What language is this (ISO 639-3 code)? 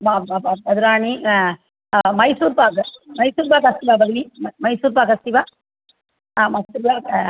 san